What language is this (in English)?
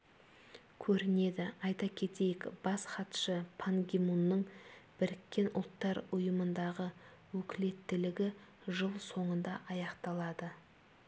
Kazakh